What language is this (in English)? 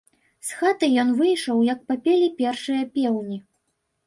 Belarusian